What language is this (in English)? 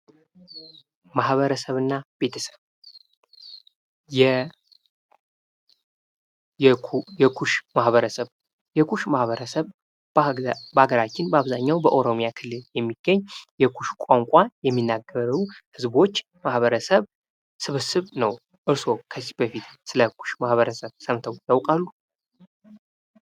Amharic